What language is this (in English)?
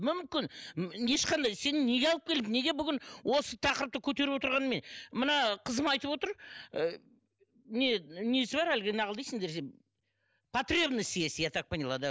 Kazakh